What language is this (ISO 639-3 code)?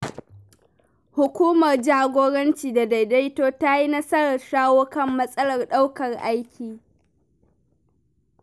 hau